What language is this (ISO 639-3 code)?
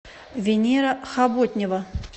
rus